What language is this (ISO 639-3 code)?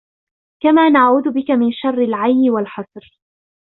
ara